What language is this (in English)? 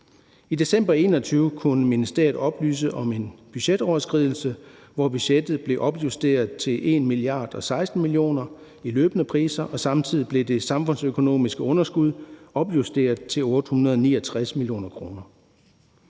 Danish